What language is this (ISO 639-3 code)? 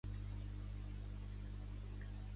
cat